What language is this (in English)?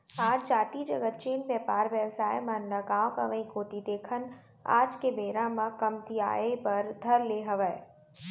Chhattisgarhi